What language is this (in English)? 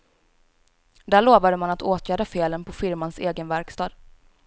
Swedish